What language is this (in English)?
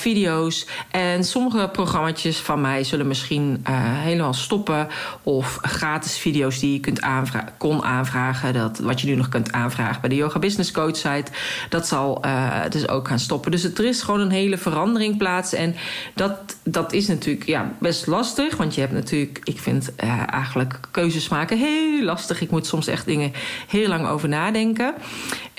Dutch